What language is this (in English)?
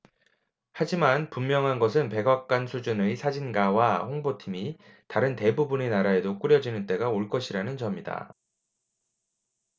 Korean